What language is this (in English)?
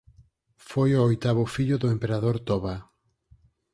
Galician